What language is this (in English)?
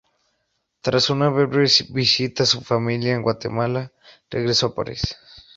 Spanish